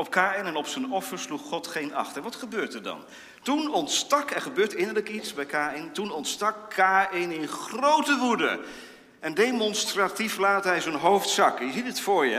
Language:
Dutch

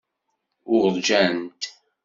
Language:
Kabyle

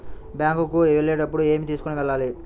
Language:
Telugu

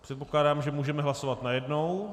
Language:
Czech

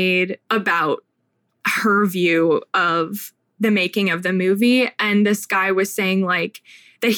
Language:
English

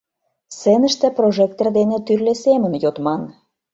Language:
Mari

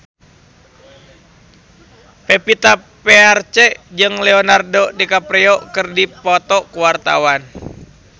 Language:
Sundanese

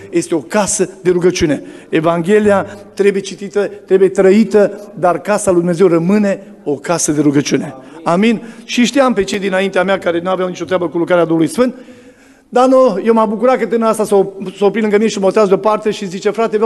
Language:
Romanian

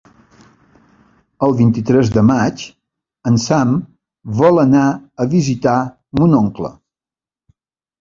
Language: Catalan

